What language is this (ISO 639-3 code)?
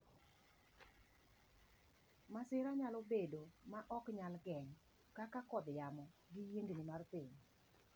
luo